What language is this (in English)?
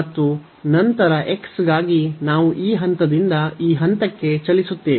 Kannada